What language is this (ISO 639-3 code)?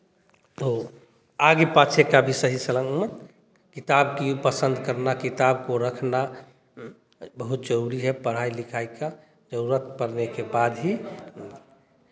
hin